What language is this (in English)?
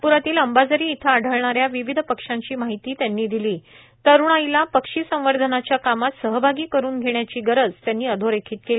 Marathi